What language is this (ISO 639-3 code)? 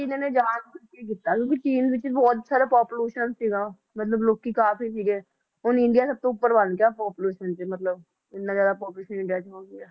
pan